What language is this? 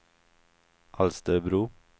Swedish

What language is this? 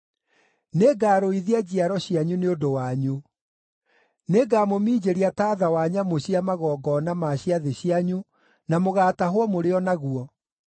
Kikuyu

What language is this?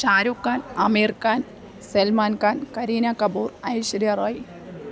Malayalam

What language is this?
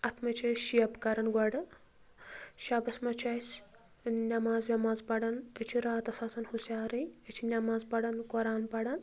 Kashmiri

